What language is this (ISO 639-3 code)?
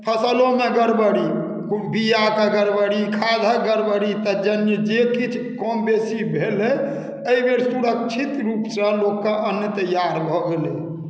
mai